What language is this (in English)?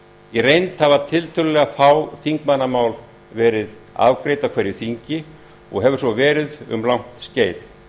Icelandic